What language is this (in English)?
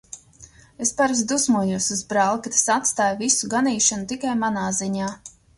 Latvian